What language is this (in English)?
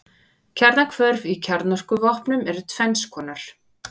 Icelandic